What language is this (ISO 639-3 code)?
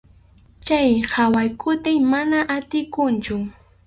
qxu